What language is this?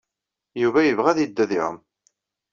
Kabyle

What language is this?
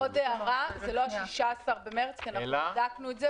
Hebrew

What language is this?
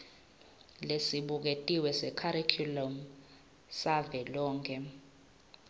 Swati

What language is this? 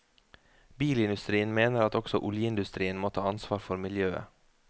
Norwegian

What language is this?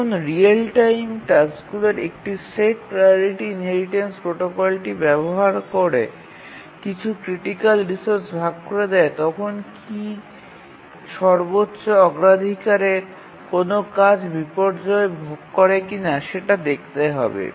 Bangla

